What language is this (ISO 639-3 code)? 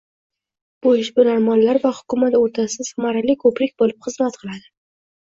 uzb